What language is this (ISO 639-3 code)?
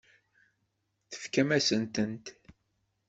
kab